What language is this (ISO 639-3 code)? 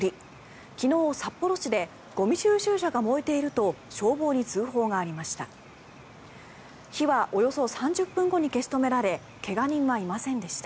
jpn